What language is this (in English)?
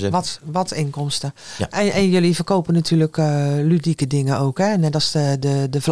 Dutch